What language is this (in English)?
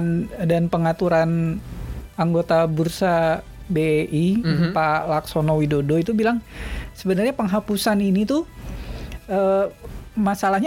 Indonesian